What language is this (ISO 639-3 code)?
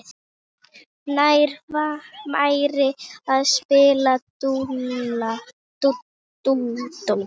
isl